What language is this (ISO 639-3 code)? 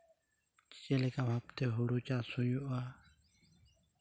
sat